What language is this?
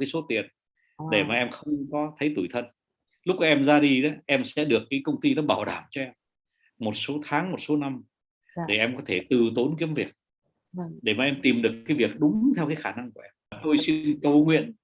Vietnamese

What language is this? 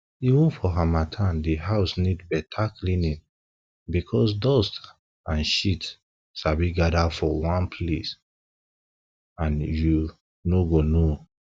Nigerian Pidgin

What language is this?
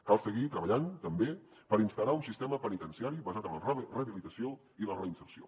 Catalan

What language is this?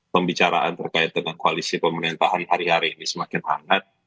Indonesian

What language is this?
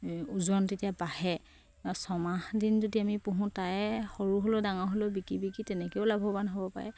Assamese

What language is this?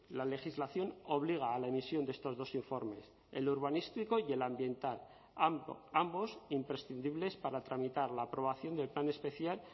Spanish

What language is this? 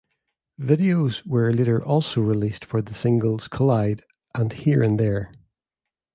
English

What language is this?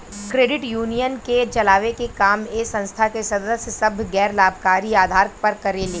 Bhojpuri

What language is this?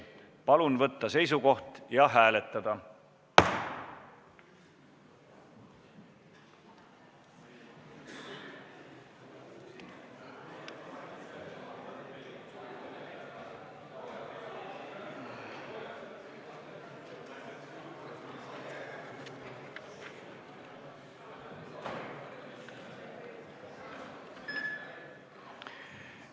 Estonian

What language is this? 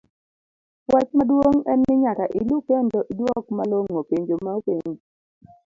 Luo (Kenya and Tanzania)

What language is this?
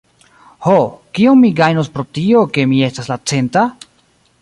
Esperanto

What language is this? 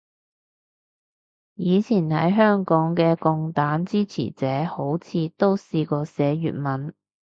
Cantonese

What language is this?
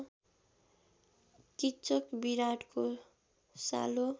Nepali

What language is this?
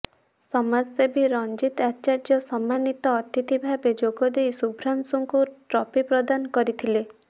Odia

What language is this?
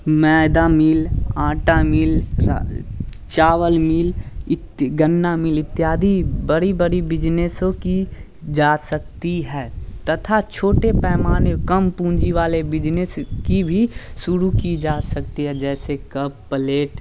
Hindi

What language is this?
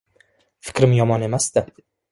Uzbek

